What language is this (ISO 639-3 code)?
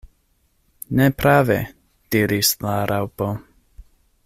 epo